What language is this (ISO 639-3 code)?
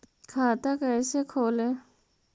mag